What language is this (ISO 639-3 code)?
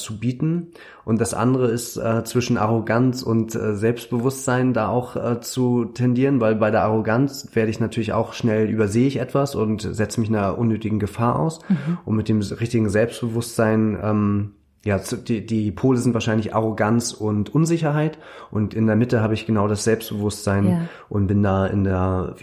deu